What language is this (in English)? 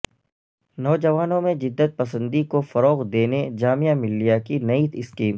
Urdu